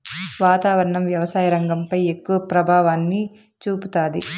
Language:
Telugu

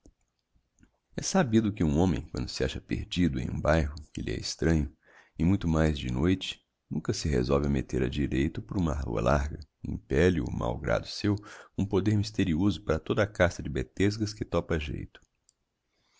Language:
Portuguese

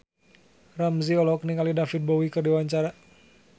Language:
Sundanese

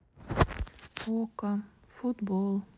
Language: Russian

